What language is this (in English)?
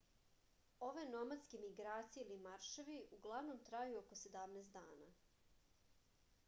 Serbian